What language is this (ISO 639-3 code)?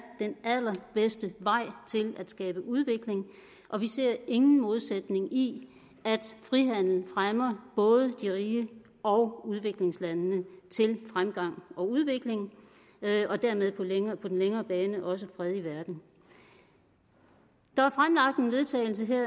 dan